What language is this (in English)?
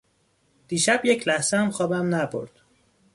Persian